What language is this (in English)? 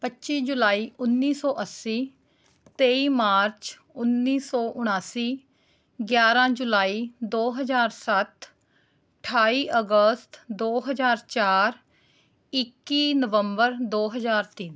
Punjabi